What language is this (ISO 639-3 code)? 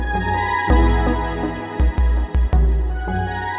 ind